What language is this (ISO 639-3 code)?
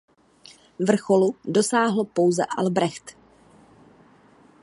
ces